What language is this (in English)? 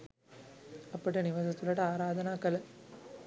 Sinhala